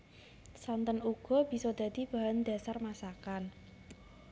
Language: Javanese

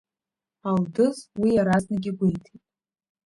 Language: Abkhazian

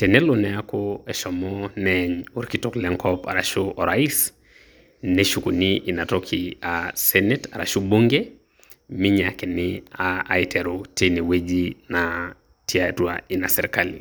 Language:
Masai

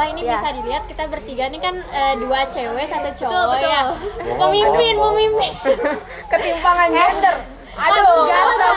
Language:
Indonesian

